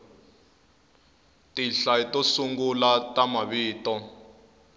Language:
Tsonga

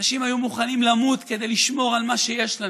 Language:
Hebrew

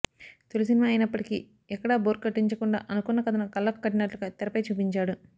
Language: Telugu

